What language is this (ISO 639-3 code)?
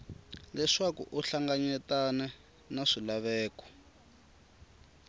tso